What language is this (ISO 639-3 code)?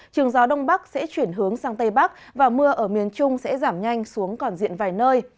vie